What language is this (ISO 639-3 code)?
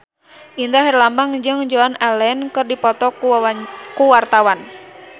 sun